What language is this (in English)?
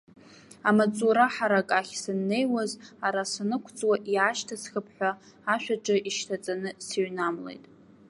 Abkhazian